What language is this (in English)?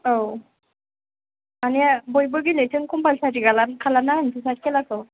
Bodo